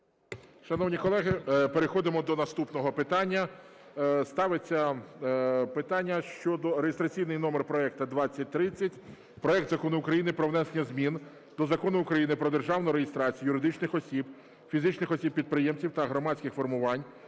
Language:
Ukrainian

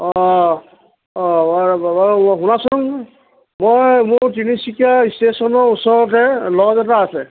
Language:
Assamese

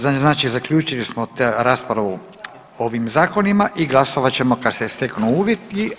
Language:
Croatian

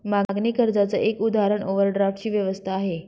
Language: Marathi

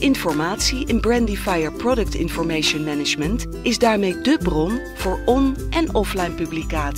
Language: Dutch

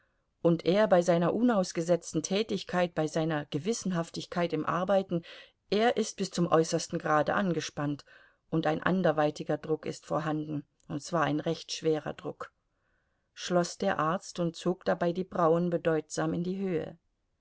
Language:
German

